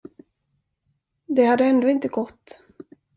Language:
Swedish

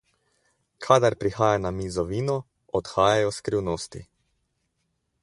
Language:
Slovenian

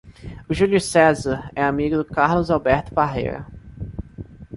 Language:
Portuguese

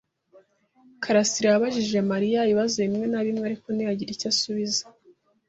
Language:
Kinyarwanda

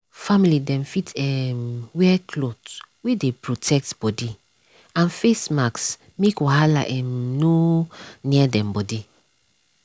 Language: Nigerian Pidgin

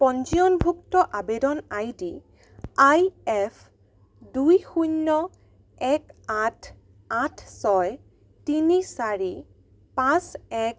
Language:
Assamese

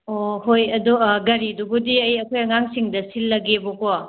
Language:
Manipuri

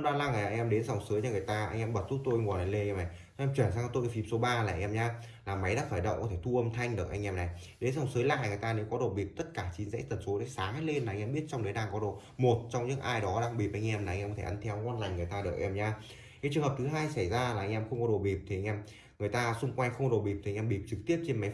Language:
Vietnamese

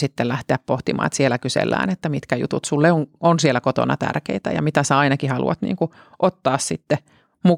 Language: Finnish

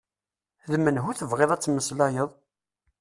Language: Kabyle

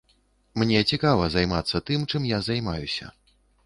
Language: Belarusian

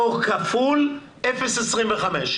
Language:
Hebrew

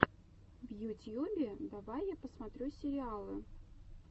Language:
Russian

